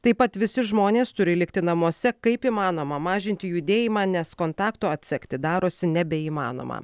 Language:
Lithuanian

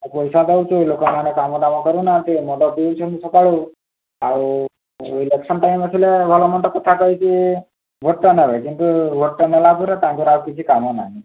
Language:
Odia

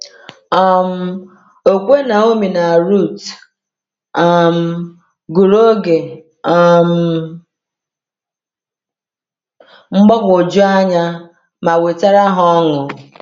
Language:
Igbo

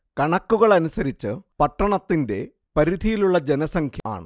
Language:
Malayalam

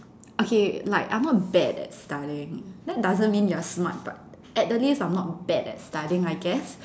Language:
English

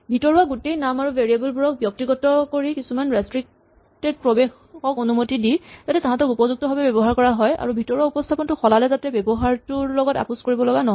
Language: Assamese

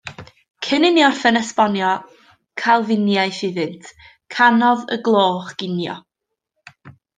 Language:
Welsh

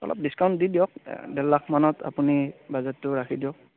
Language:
Assamese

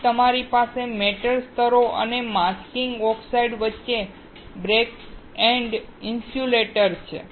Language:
Gujarati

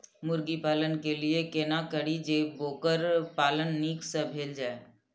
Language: Maithili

